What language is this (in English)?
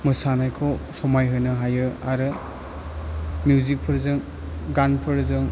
Bodo